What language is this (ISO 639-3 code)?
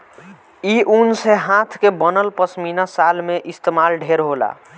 bho